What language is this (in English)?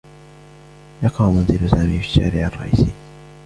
Arabic